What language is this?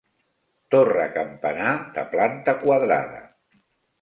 Catalan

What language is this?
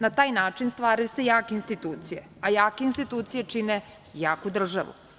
Serbian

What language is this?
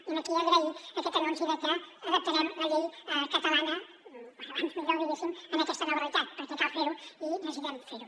Catalan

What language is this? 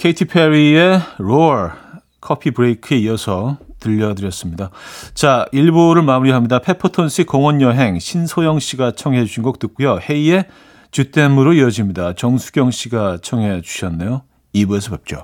Korean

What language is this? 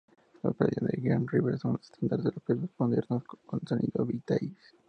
Spanish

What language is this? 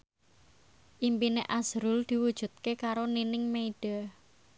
Javanese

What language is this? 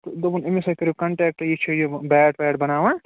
Kashmiri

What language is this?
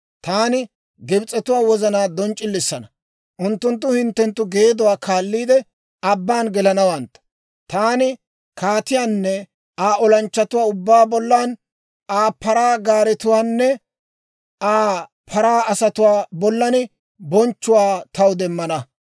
Dawro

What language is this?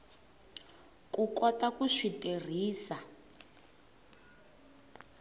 Tsonga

